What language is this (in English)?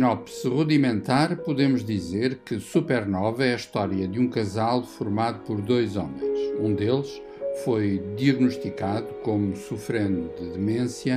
Portuguese